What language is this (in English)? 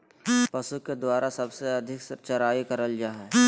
Magahi